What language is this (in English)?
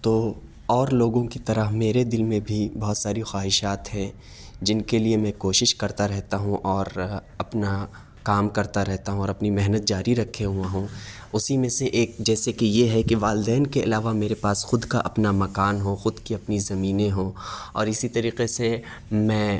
Urdu